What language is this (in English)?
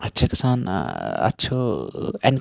Kashmiri